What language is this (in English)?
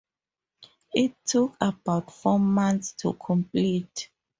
English